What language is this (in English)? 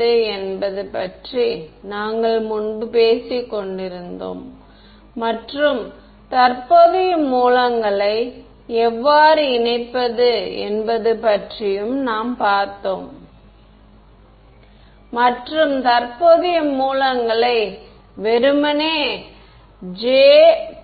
Tamil